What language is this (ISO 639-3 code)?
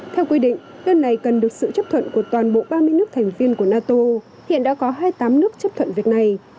vie